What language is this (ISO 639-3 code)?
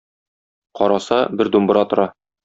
tat